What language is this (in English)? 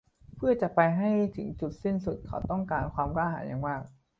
Thai